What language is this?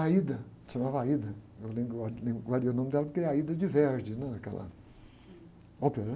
Portuguese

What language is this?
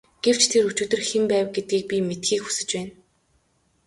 Mongolian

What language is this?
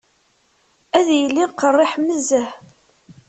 Kabyle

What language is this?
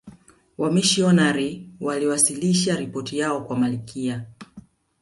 Swahili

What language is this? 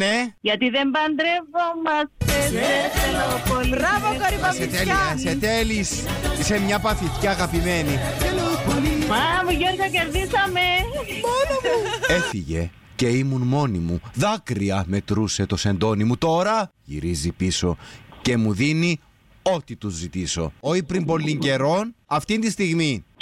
Greek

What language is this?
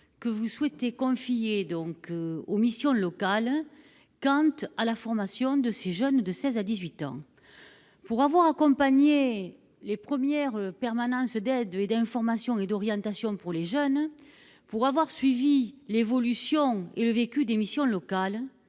French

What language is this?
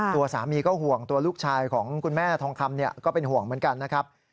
Thai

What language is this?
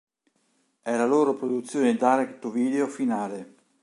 Italian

